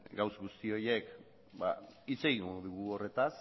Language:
Basque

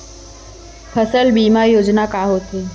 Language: Chhattisgarhi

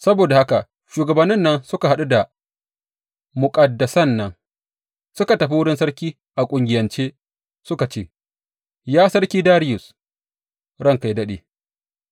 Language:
Hausa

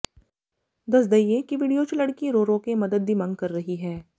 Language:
Punjabi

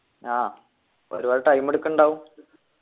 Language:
Malayalam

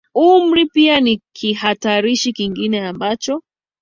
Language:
Swahili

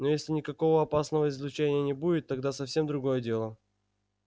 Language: Russian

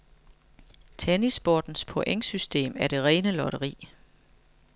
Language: Danish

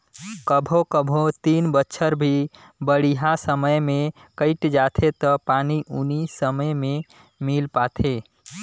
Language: Chhattisgarhi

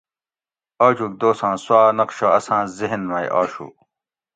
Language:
Gawri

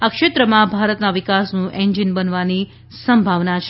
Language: Gujarati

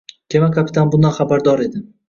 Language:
Uzbek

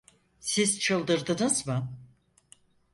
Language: Turkish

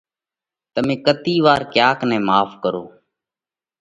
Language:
Parkari Koli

